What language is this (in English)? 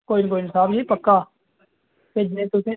Dogri